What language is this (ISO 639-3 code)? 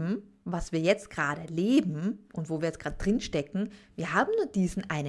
deu